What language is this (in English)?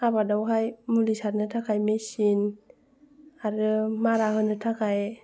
Bodo